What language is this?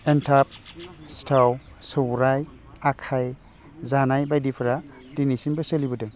Bodo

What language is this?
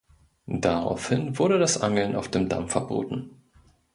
German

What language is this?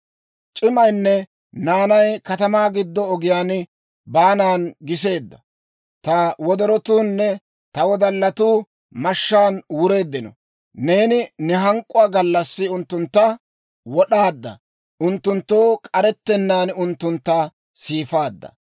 Dawro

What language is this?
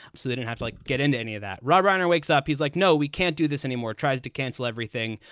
English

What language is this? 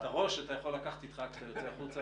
Hebrew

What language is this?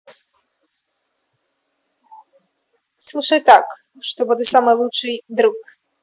Russian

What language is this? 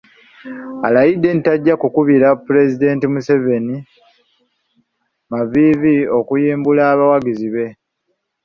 Ganda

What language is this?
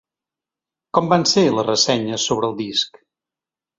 Catalan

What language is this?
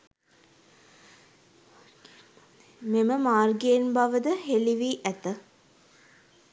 Sinhala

